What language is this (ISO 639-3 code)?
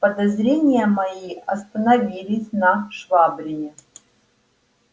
rus